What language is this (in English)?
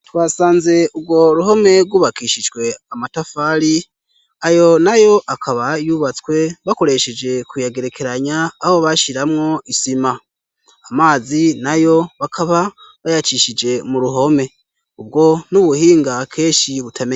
Rundi